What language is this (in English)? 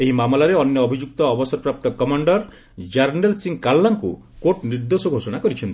Odia